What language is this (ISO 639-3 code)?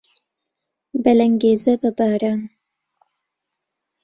ckb